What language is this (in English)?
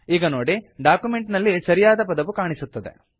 Kannada